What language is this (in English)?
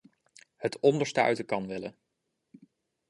Dutch